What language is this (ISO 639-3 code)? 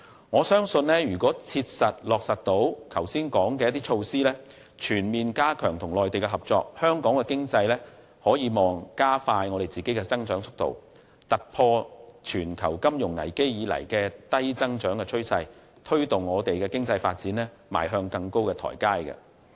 yue